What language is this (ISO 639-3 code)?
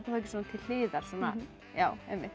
isl